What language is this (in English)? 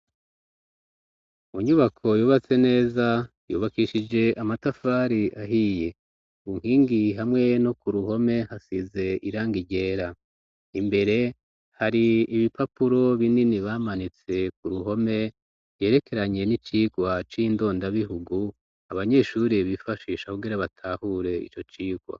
Rundi